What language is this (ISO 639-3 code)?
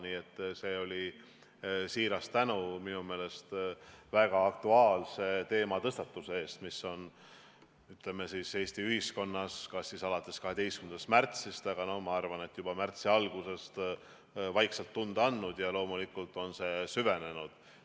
est